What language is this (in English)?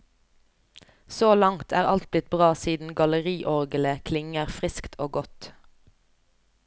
Norwegian